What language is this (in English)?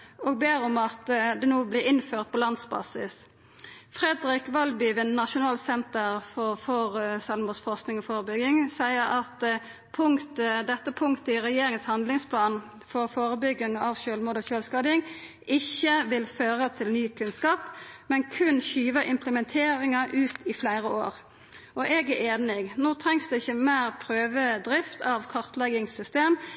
Norwegian Nynorsk